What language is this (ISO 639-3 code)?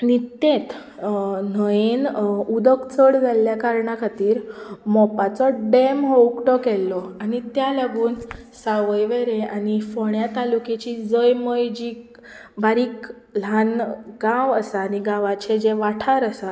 kok